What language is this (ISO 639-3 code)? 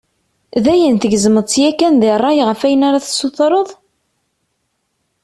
kab